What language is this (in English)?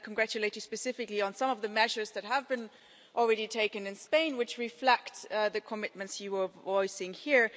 English